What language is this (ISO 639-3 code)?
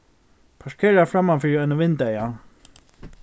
fao